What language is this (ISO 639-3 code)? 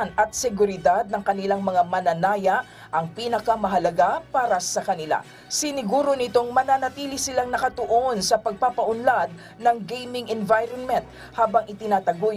fil